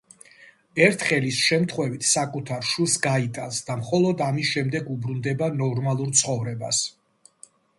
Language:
Georgian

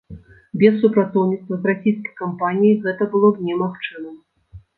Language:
Belarusian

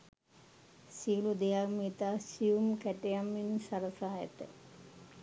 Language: Sinhala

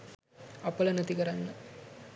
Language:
Sinhala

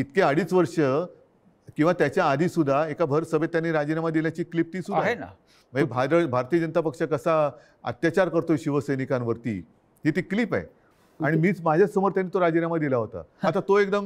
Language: Hindi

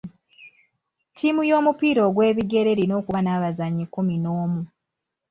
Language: Ganda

